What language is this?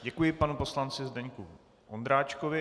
Czech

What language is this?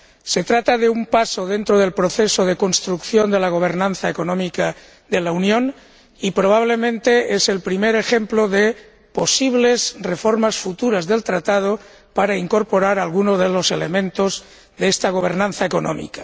Spanish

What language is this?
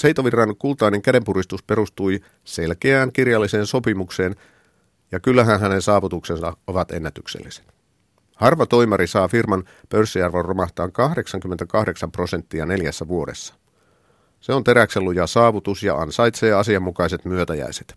Finnish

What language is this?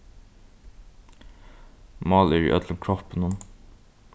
Faroese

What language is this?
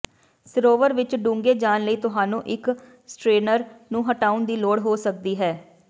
Punjabi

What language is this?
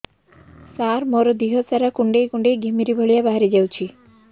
Odia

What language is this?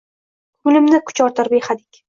Uzbek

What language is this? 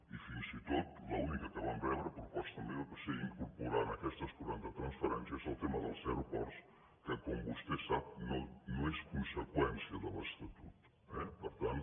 Catalan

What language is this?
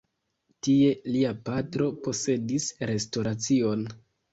Esperanto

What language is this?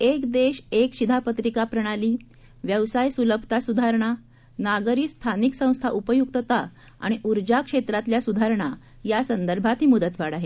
Marathi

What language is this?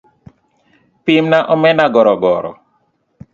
Luo (Kenya and Tanzania)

